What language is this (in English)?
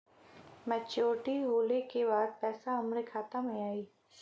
Bhojpuri